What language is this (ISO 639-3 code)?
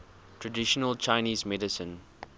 eng